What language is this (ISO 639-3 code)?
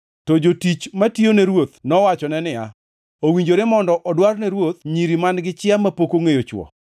luo